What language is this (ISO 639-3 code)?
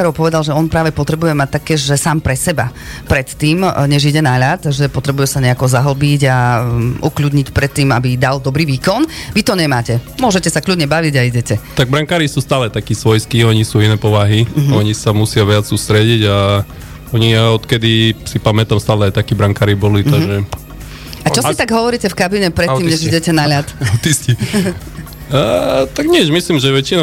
slk